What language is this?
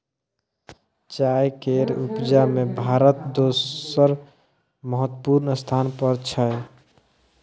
Maithili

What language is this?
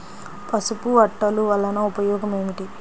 Telugu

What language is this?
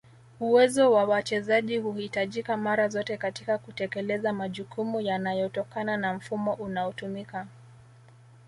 Swahili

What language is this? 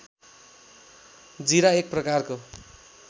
Nepali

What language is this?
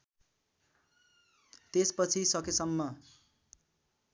Nepali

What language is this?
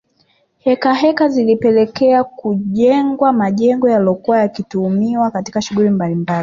Swahili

